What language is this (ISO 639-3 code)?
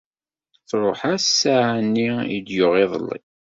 kab